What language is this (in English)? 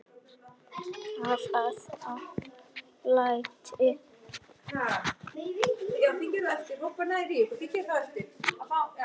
Icelandic